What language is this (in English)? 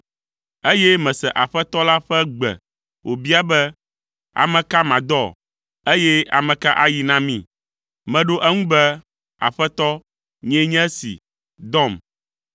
Ewe